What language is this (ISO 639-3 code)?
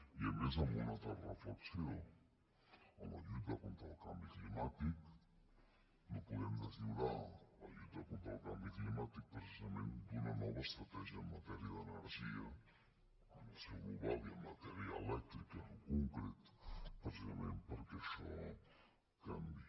cat